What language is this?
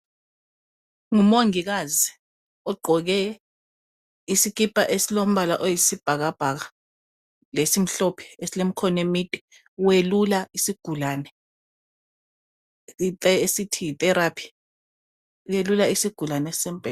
North Ndebele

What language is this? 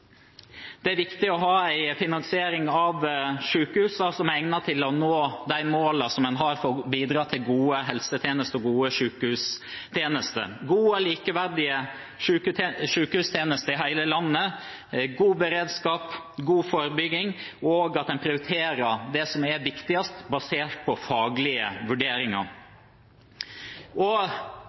Norwegian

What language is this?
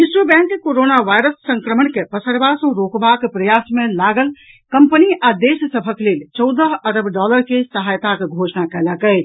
Maithili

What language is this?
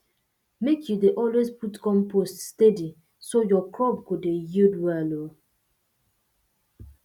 Nigerian Pidgin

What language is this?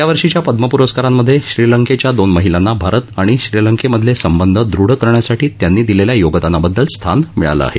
Marathi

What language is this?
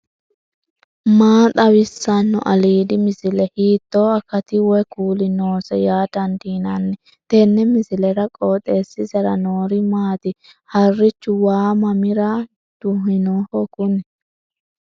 Sidamo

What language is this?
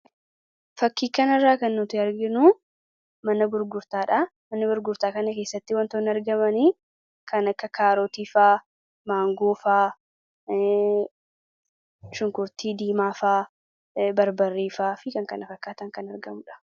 Oromo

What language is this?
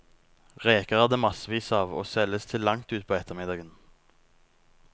Norwegian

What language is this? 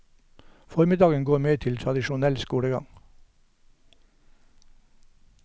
Norwegian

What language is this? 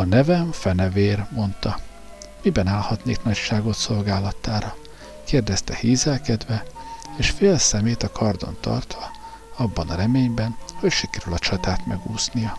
Hungarian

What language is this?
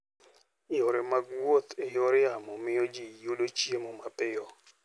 Luo (Kenya and Tanzania)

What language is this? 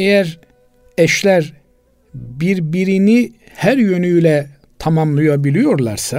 Turkish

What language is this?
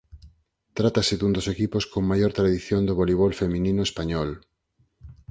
Galician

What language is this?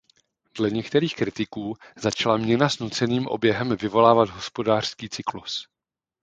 Czech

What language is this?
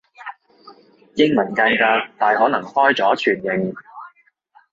Cantonese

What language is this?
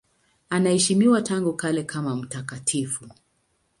Swahili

